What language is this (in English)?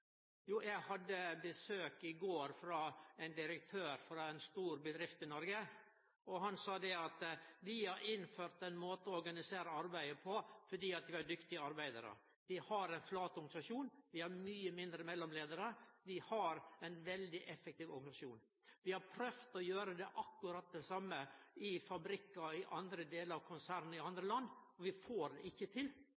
Norwegian Nynorsk